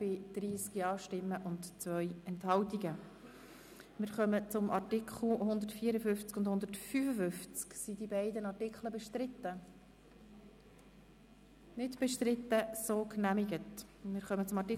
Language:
Swiss German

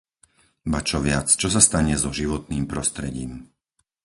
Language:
Slovak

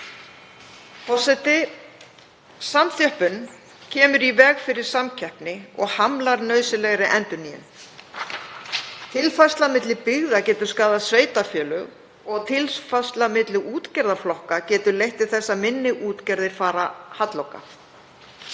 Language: Icelandic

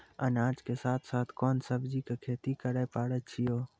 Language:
Maithili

